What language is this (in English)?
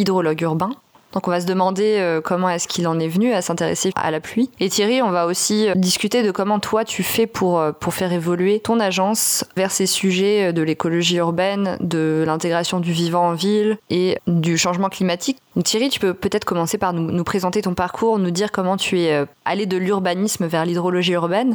French